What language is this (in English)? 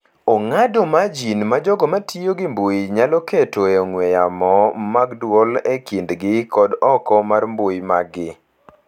Luo (Kenya and Tanzania)